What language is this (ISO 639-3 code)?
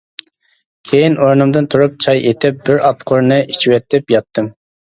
uig